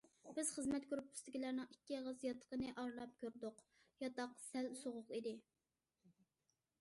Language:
Uyghur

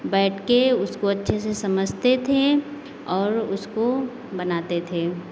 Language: Hindi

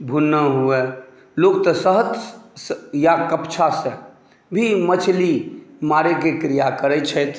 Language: Maithili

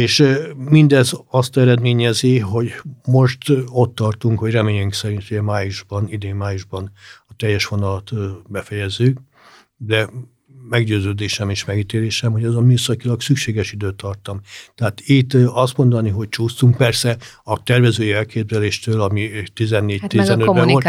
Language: Hungarian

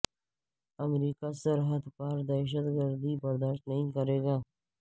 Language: Urdu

